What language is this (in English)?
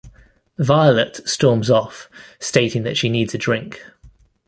English